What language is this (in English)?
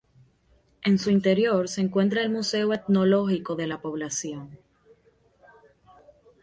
Spanish